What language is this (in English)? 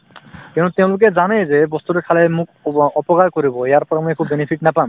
Assamese